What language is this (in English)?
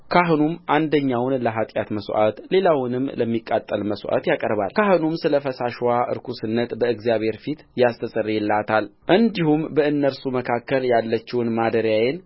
Amharic